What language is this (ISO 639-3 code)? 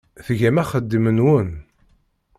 kab